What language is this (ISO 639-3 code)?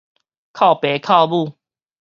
nan